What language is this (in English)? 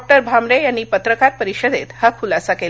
Marathi